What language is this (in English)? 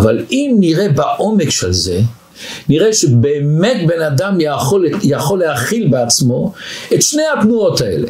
Hebrew